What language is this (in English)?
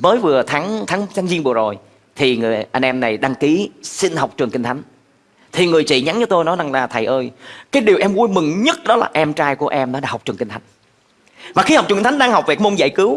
Vietnamese